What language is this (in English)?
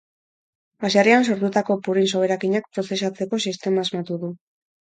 Basque